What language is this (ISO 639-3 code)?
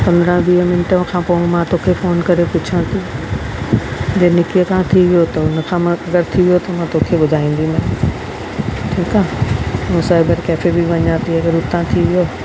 snd